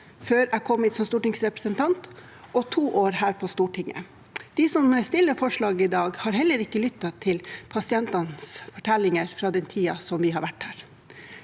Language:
Norwegian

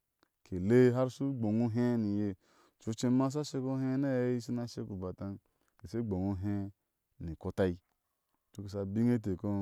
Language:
Ashe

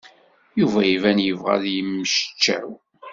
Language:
Kabyle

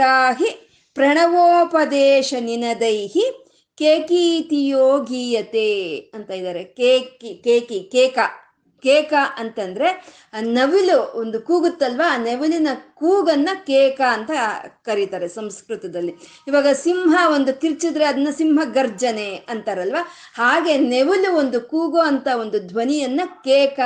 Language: Kannada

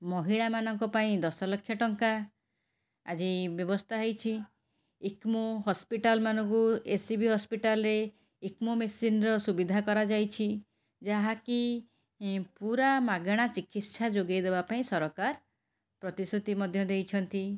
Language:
Odia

